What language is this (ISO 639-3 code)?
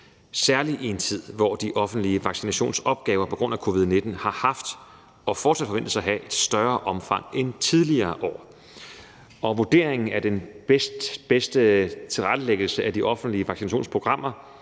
dan